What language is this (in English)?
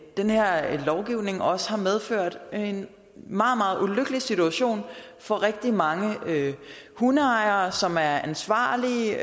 Danish